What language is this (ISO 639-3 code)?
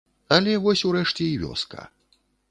bel